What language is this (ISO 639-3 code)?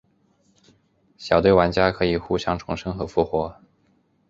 zho